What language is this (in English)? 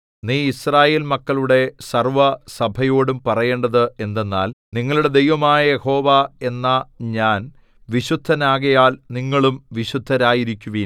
Malayalam